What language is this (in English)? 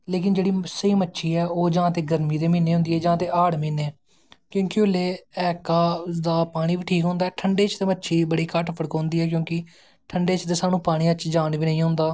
Dogri